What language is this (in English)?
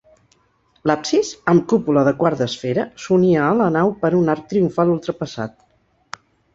Catalan